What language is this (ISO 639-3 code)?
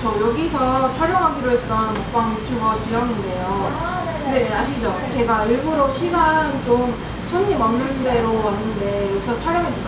kor